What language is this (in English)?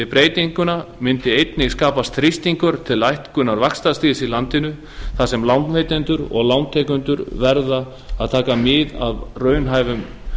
Icelandic